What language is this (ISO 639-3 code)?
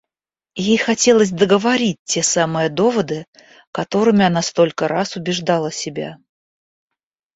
rus